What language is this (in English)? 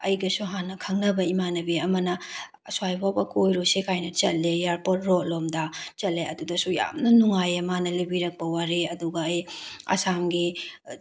Manipuri